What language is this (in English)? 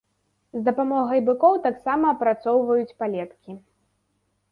Belarusian